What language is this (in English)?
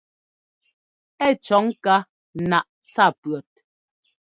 Ngomba